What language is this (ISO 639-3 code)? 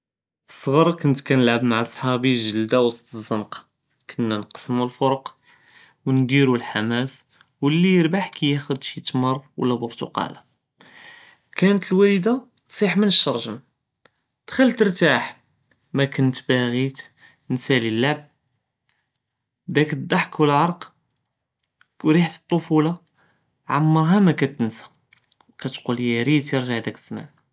jrb